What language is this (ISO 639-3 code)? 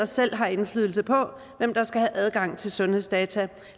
dan